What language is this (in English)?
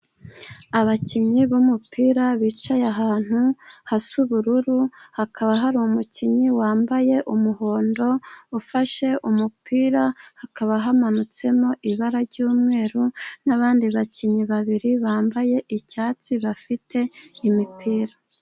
Kinyarwanda